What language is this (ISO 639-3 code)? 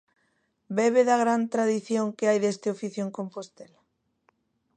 glg